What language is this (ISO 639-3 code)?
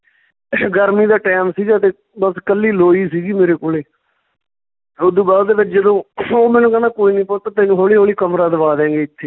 pan